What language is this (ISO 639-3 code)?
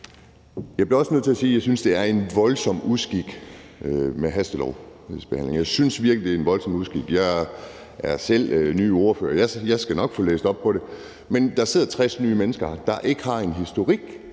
dan